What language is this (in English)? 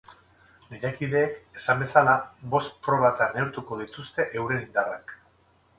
Basque